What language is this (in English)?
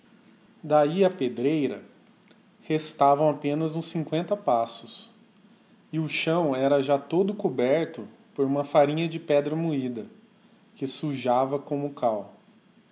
Portuguese